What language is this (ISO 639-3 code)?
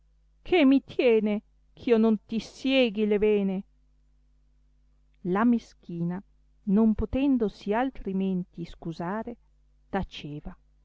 ita